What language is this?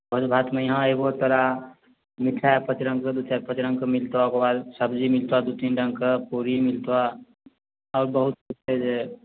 Maithili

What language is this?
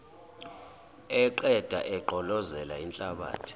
Zulu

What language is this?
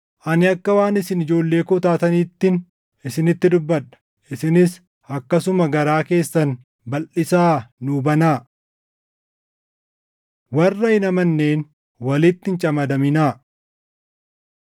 Oromo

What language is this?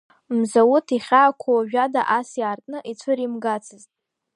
Abkhazian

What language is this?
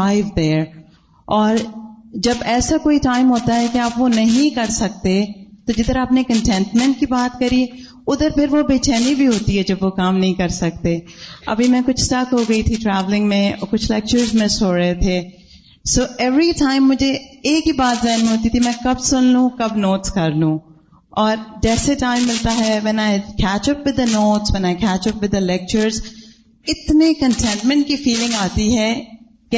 Urdu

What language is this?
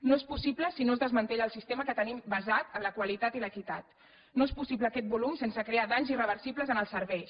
Catalan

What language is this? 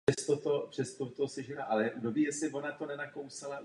Czech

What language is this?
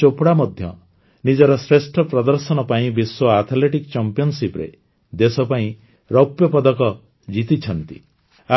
Odia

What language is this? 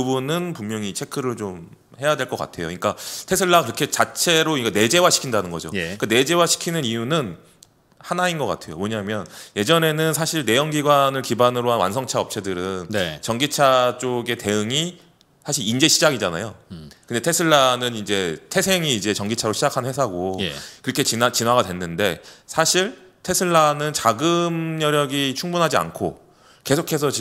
Korean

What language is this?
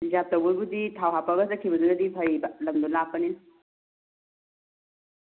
Manipuri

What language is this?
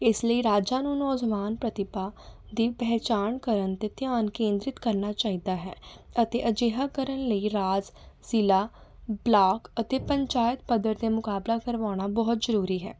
Punjabi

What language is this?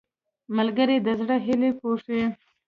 Pashto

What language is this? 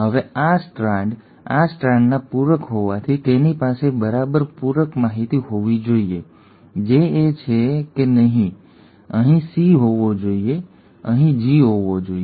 Gujarati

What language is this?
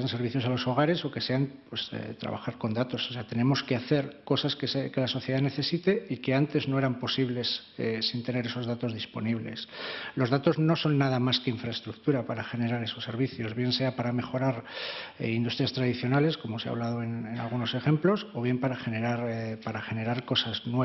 Spanish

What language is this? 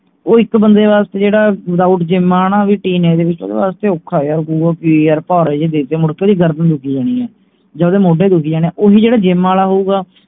Punjabi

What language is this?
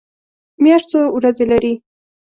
Pashto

